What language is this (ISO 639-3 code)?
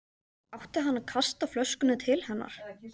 isl